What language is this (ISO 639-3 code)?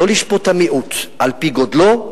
heb